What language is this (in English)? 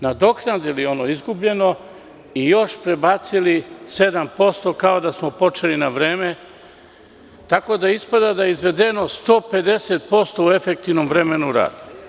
Serbian